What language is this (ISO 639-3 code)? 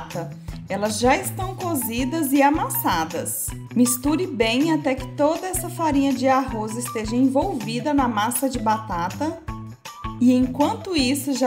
por